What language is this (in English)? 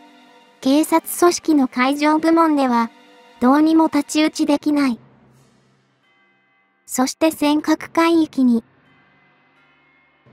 Japanese